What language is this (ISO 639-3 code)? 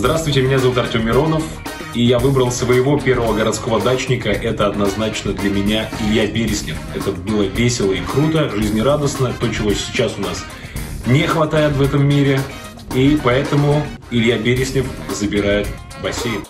rus